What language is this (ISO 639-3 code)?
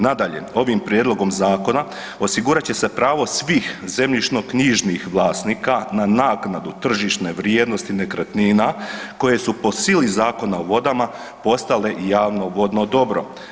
hrv